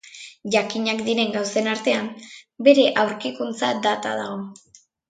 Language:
Basque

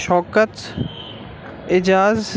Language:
Urdu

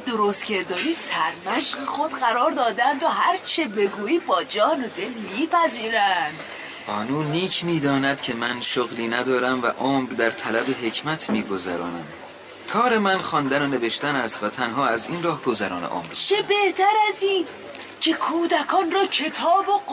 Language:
Persian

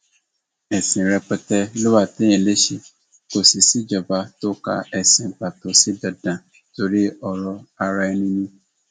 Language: Yoruba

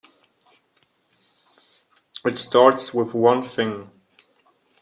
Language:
English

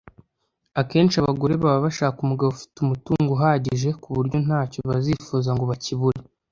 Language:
Kinyarwanda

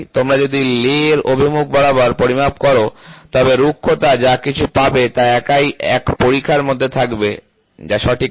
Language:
Bangla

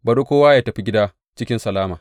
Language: Hausa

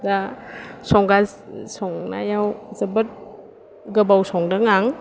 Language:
Bodo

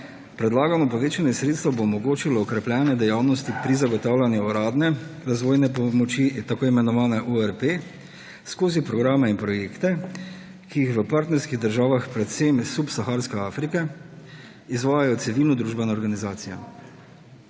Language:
Slovenian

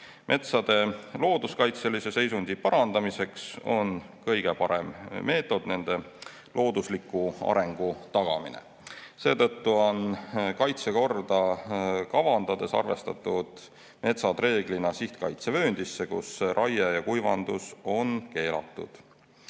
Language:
Estonian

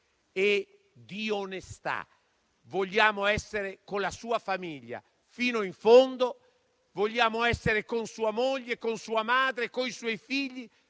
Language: Italian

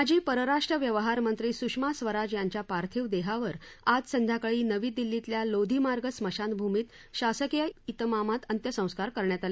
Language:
Marathi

